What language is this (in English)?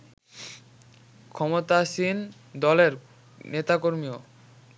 Bangla